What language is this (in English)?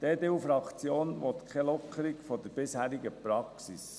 Swiss German